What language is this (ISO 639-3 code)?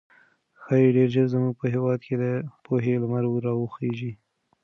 pus